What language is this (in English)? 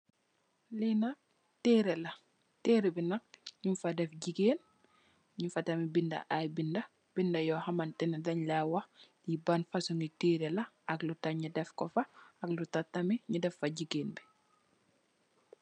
Wolof